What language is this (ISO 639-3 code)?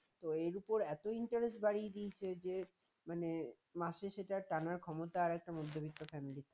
ben